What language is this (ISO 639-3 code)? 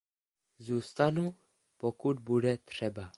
ces